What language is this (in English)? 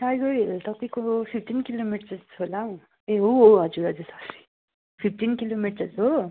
Nepali